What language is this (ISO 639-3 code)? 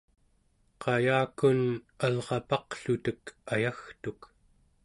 esu